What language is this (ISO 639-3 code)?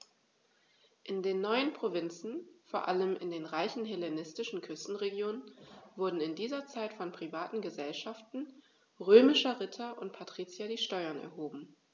deu